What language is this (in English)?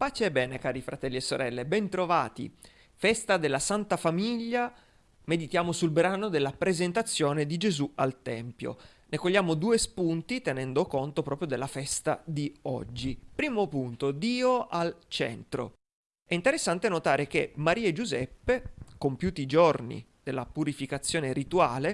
Italian